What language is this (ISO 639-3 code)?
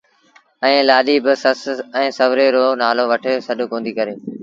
sbn